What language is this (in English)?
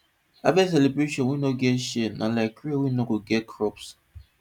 Nigerian Pidgin